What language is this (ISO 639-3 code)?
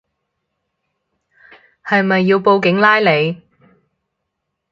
yue